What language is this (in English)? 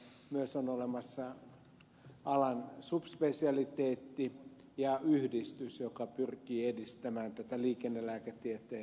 Finnish